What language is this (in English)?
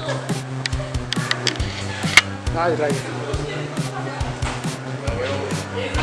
Spanish